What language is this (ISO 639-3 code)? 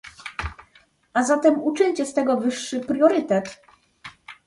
pol